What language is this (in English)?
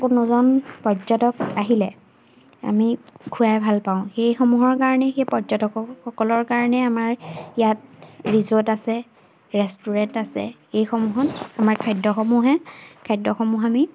Assamese